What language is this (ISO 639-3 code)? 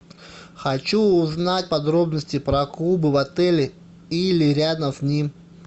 rus